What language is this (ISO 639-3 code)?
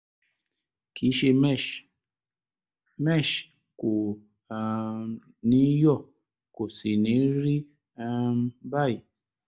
yor